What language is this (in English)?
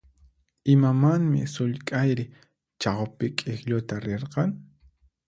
Puno Quechua